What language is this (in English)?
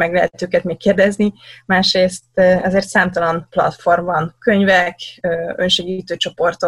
Hungarian